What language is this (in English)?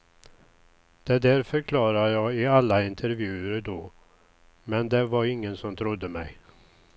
Swedish